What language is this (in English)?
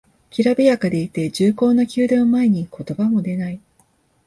Japanese